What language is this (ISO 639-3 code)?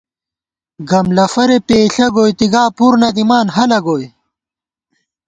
gwt